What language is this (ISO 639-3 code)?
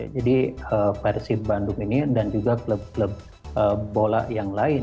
ind